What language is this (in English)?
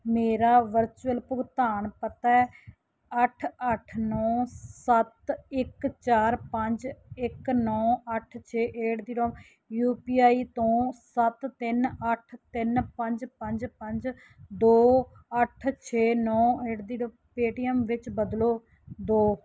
Punjabi